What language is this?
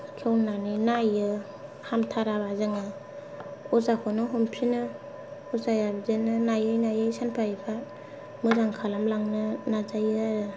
Bodo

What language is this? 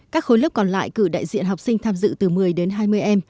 Vietnamese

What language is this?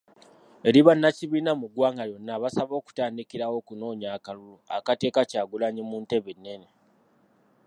Ganda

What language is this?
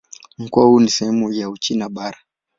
Swahili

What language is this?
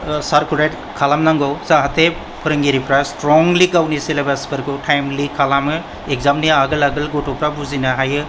Bodo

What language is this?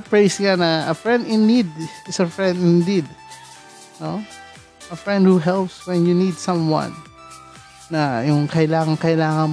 Filipino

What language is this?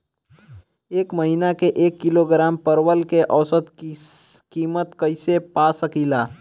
Bhojpuri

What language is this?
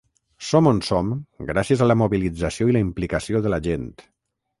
Catalan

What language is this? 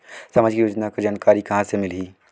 Chhattisgarhi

